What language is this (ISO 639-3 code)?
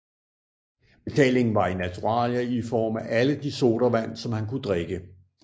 dan